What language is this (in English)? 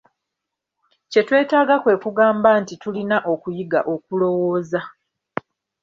Ganda